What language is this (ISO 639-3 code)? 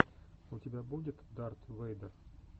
rus